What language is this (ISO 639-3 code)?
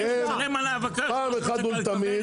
heb